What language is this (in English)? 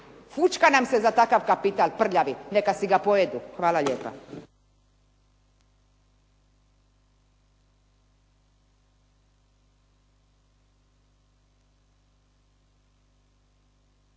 Croatian